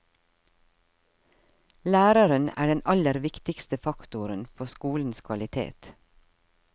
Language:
Norwegian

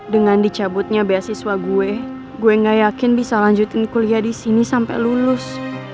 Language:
Indonesian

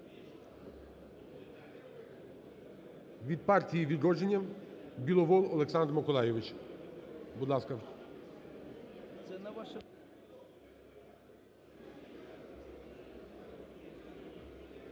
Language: Ukrainian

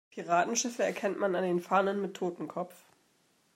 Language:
German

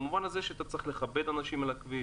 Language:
Hebrew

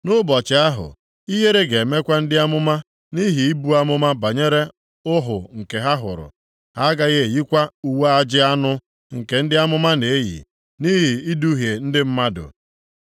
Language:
Igbo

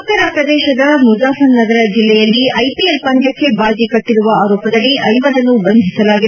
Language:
Kannada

